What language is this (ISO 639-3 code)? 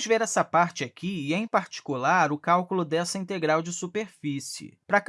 por